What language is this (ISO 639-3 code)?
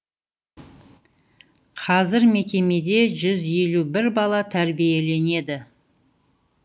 kaz